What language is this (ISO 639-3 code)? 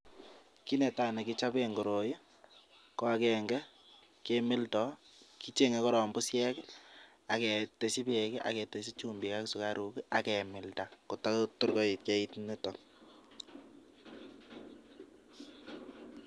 kln